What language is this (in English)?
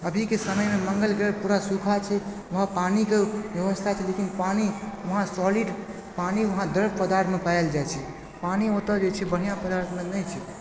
Maithili